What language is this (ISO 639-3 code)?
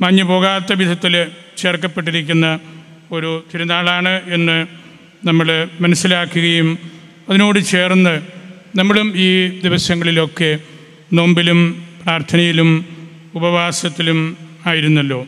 mal